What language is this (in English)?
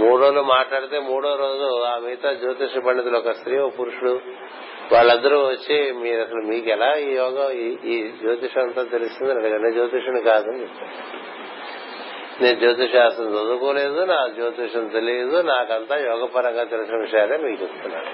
Telugu